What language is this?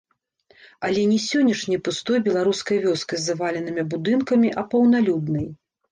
Belarusian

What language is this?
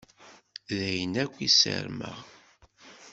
Kabyle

